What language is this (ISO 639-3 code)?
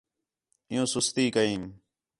xhe